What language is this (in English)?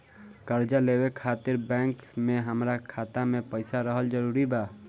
Bhojpuri